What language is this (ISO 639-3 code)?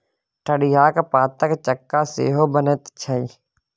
mai